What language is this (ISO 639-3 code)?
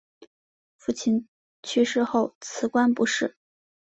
zho